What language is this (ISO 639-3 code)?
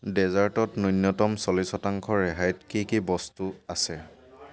asm